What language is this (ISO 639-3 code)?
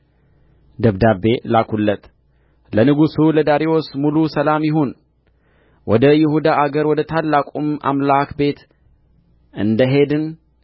amh